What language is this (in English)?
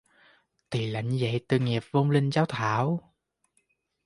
Vietnamese